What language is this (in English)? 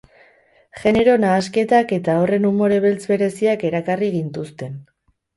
Basque